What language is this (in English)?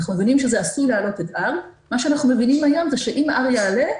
Hebrew